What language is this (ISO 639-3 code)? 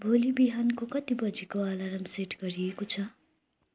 nep